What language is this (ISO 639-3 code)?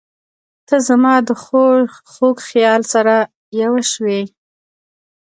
pus